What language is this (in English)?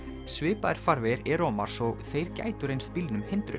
Icelandic